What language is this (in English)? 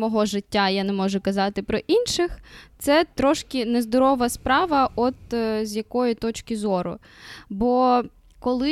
Ukrainian